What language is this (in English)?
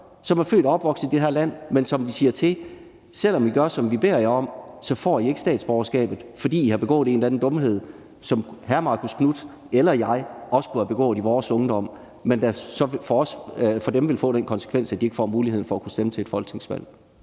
Danish